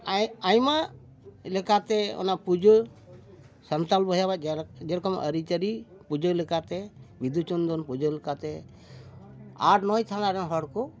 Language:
Santali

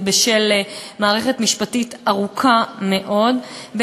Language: Hebrew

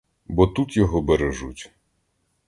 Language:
Ukrainian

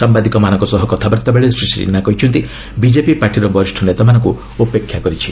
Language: Odia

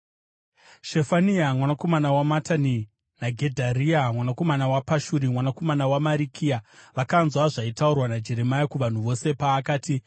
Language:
Shona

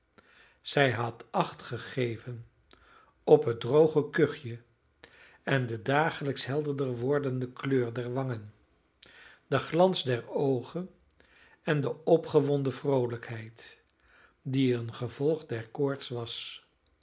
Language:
Dutch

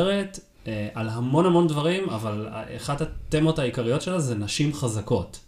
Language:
Hebrew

